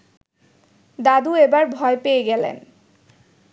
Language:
Bangla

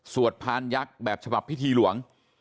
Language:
Thai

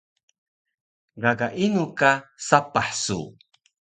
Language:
Taroko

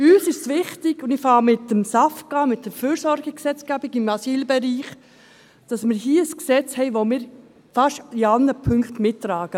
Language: Swiss German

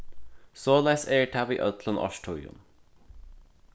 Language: Faroese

